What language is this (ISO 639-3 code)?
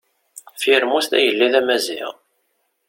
kab